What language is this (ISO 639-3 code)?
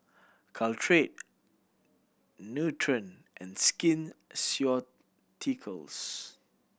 eng